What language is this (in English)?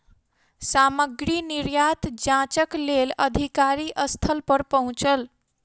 Maithili